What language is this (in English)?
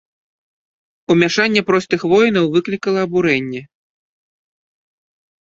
Belarusian